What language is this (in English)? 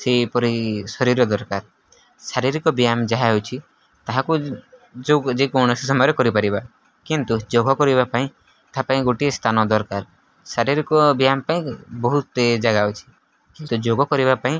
Odia